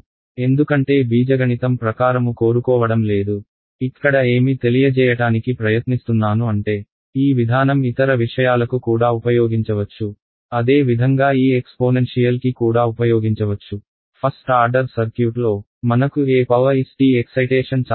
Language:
Telugu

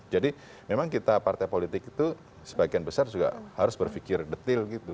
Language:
Indonesian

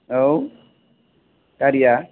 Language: Bodo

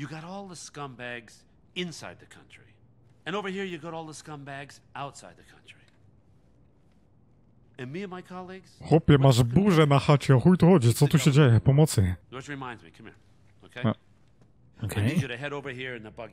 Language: Polish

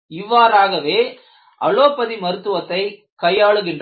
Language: Tamil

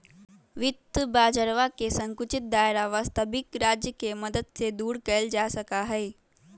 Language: Magahi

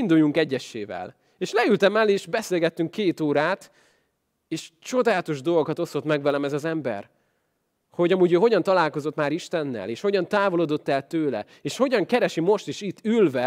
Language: Hungarian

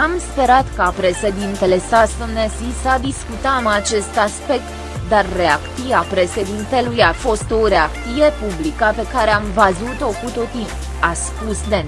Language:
Romanian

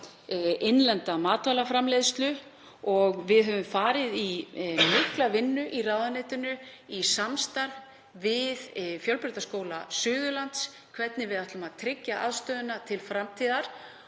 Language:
Icelandic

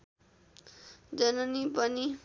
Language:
Nepali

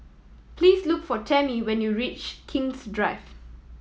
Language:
English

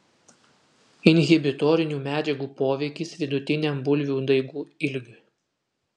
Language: Lithuanian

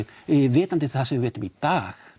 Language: Icelandic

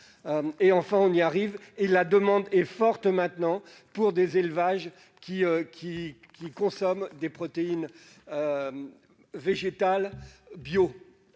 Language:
French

